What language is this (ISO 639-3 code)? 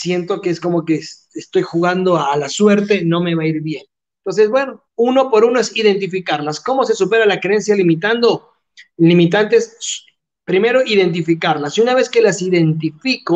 spa